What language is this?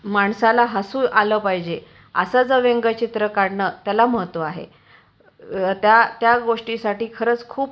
Marathi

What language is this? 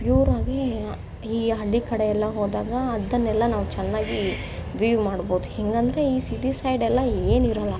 Kannada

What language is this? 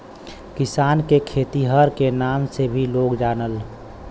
Bhojpuri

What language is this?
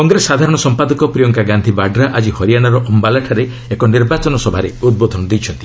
Odia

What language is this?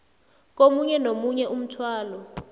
South Ndebele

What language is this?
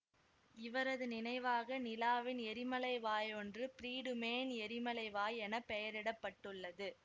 Tamil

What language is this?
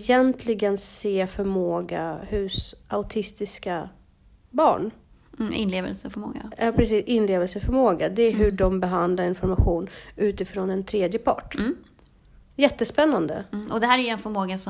Swedish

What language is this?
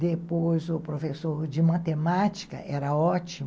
Portuguese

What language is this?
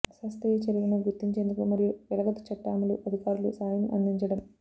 Telugu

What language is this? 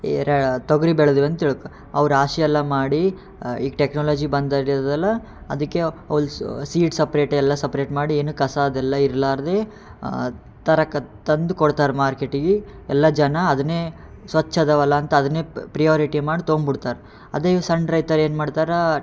Kannada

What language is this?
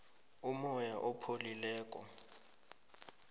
South Ndebele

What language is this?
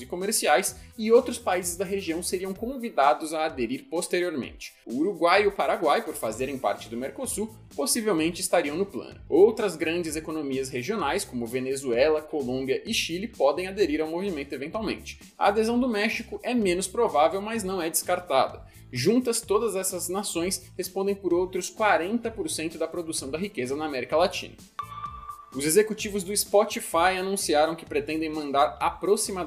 Portuguese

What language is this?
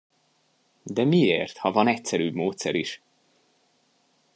Hungarian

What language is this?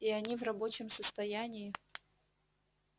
Russian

